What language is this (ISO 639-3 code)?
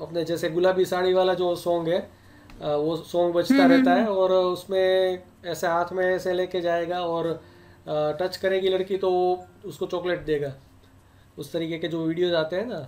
hin